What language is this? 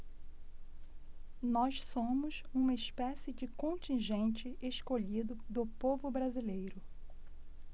Portuguese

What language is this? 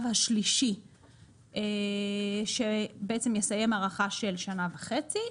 Hebrew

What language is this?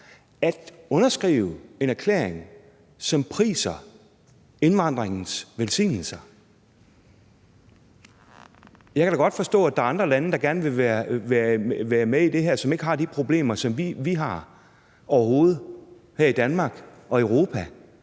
Danish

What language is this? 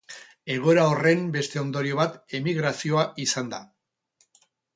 Basque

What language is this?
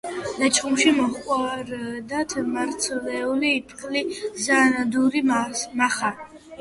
Georgian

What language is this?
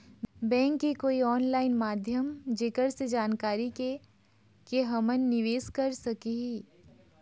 Chhattisgarhi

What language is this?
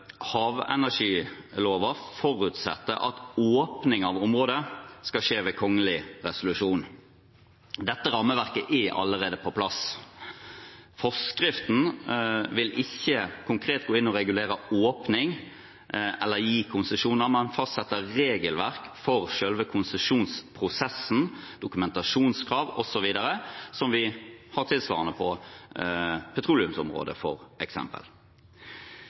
Norwegian Bokmål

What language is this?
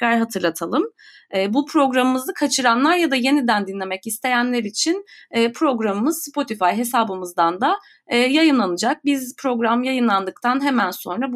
Turkish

